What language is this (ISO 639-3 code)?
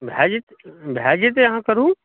mai